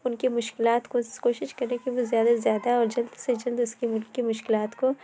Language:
Urdu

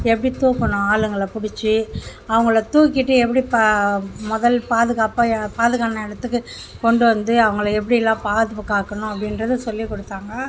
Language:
Tamil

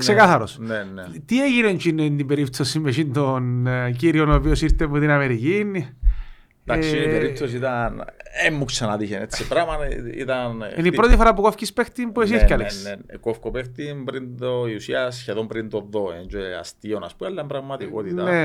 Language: Greek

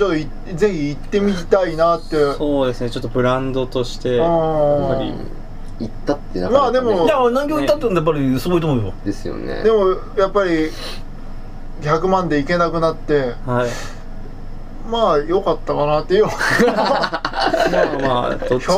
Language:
Japanese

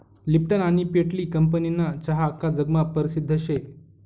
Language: Marathi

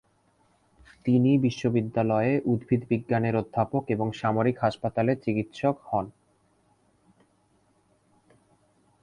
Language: Bangla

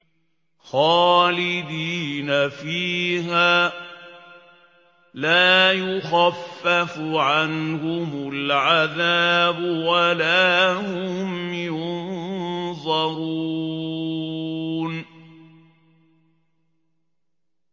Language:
Arabic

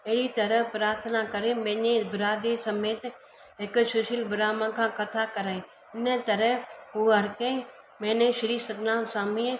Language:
Sindhi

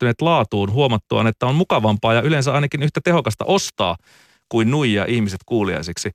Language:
Finnish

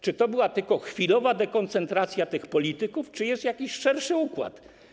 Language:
Polish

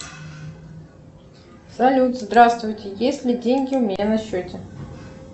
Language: Russian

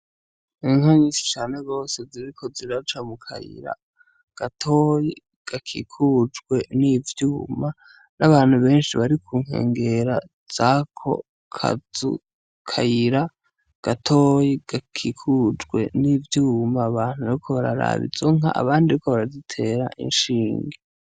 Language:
Rundi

